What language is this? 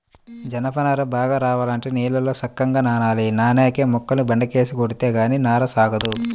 Telugu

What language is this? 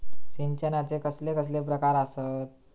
Marathi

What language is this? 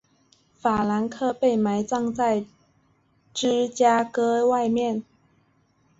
Chinese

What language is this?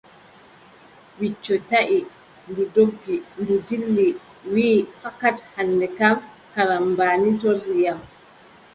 Adamawa Fulfulde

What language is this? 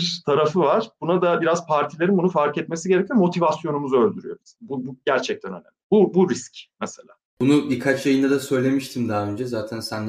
Turkish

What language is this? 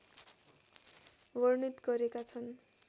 Nepali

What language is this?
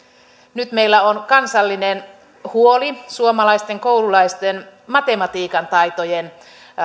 Finnish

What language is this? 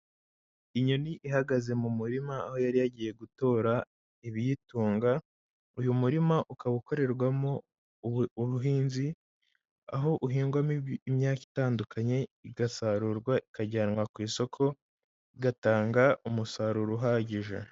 Kinyarwanda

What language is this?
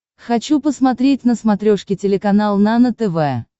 Russian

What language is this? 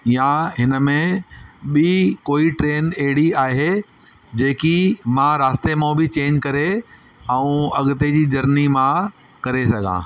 Sindhi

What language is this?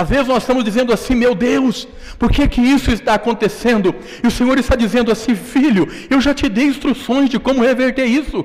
Portuguese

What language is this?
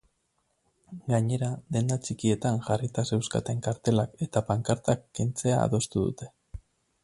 Basque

